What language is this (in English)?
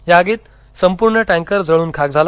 Marathi